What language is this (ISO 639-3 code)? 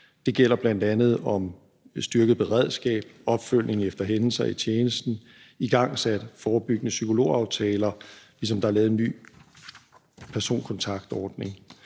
dan